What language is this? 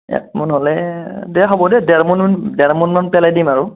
Assamese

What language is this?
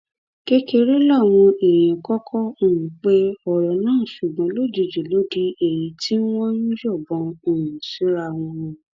Yoruba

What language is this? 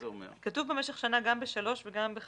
Hebrew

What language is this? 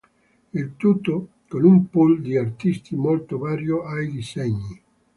Italian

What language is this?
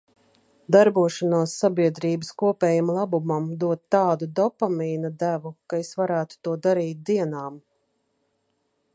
Latvian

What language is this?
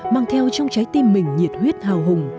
Vietnamese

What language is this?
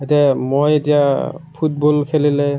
Assamese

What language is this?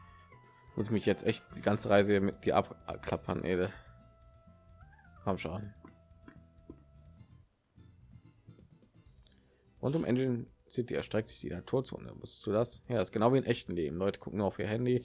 German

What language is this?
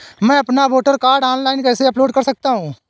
Hindi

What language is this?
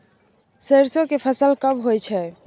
Maithili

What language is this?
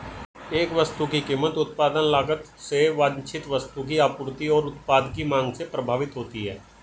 Hindi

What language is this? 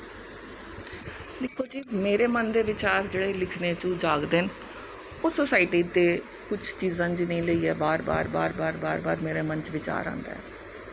Dogri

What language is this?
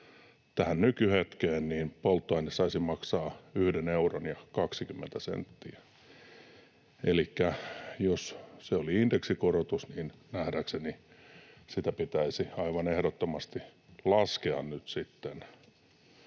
Finnish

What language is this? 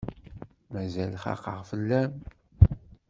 Kabyle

